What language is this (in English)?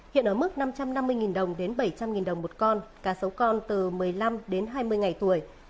Vietnamese